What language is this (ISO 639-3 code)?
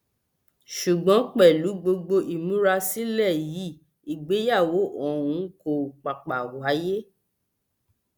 yor